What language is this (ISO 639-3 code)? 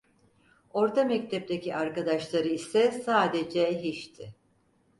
tur